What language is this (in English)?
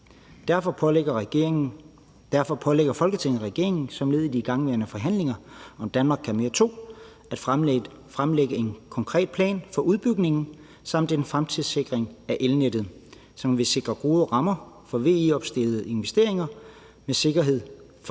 Danish